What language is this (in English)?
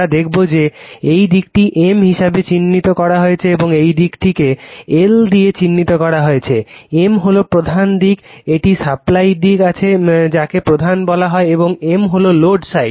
Bangla